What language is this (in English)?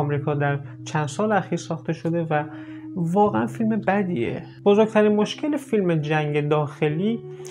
Persian